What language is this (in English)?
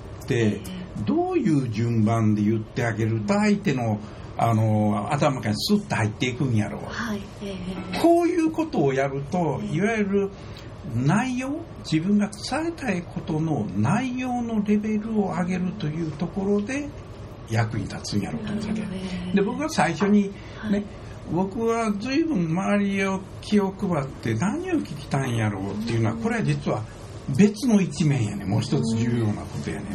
Japanese